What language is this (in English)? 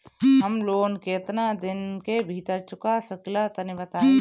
Bhojpuri